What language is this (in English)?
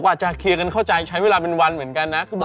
Thai